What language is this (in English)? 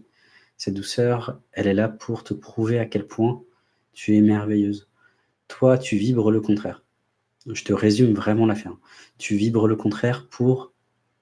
French